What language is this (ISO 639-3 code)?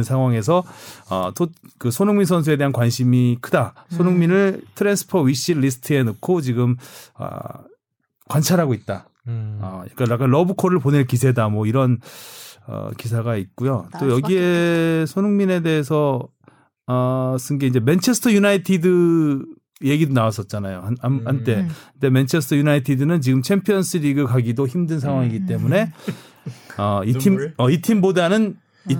kor